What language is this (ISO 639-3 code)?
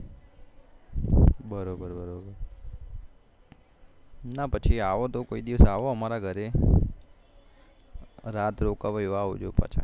guj